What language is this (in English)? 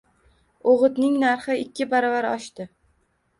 Uzbek